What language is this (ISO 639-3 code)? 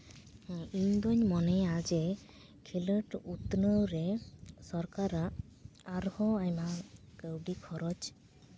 sat